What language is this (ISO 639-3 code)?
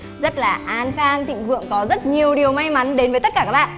vie